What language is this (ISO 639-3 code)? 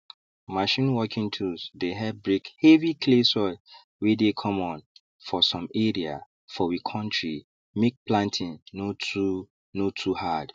pcm